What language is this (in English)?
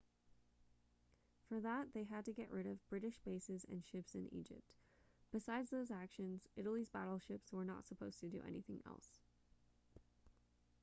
English